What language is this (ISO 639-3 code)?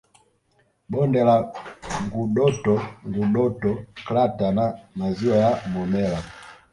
swa